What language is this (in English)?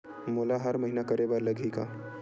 Chhattisgarhi